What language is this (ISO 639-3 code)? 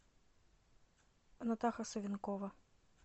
rus